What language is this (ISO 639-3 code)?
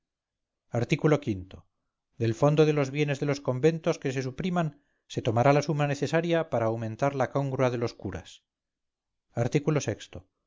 spa